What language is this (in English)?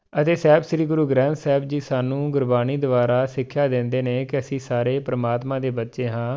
Punjabi